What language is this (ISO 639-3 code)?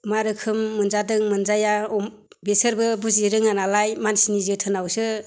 brx